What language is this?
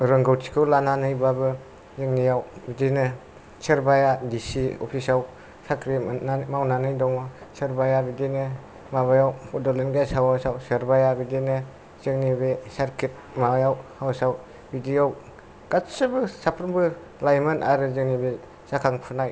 Bodo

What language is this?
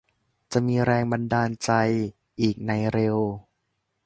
Thai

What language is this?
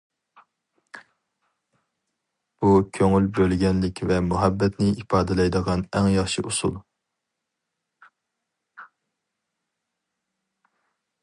Uyghur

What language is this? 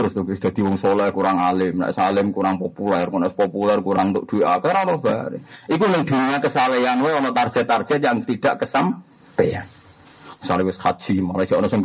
Malay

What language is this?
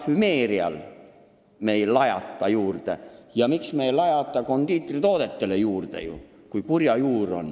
Estonian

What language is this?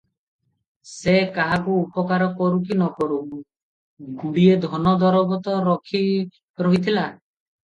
Odia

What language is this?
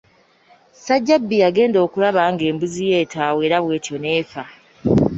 Ganda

